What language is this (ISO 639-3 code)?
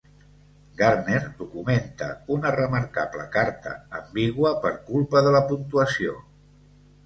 cat